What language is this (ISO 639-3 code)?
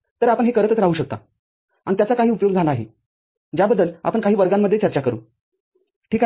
mar